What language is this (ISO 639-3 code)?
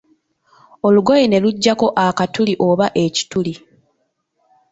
lug